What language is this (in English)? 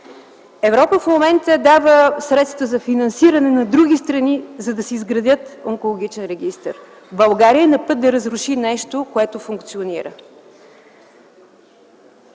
Bulgarian